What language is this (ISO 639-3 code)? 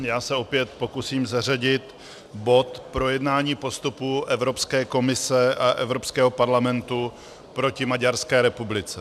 ces